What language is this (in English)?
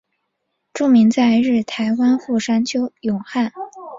Chinese